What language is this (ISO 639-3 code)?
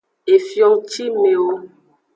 ajg